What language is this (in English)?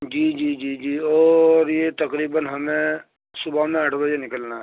Urdu